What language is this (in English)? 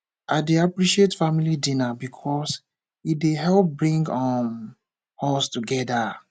Nigerian Pidgin